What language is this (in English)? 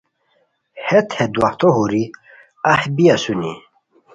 Khowar